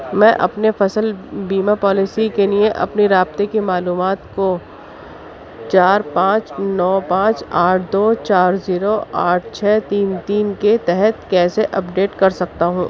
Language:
Urdu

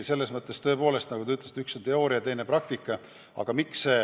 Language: Estonian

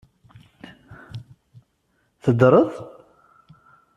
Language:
Kabyle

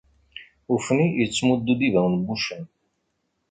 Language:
Kabyle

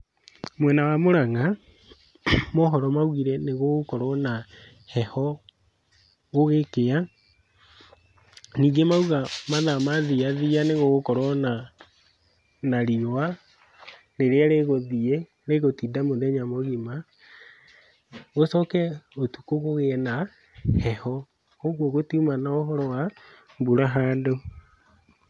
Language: Kikuyu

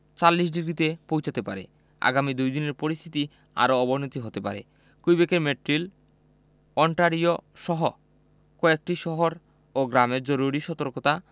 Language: Bangla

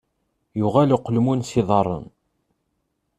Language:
Kabyle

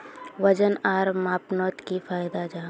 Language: Magahi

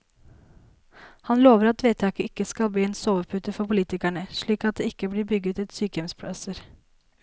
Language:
Norwegian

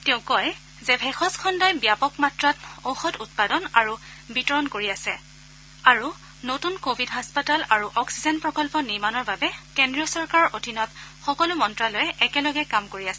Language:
Assamese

